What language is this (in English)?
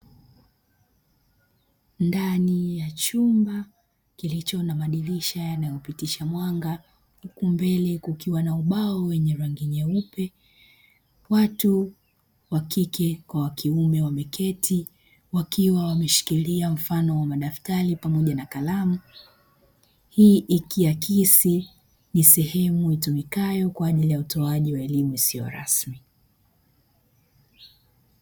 Swahili